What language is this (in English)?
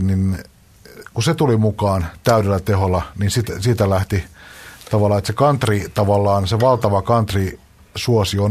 Finnish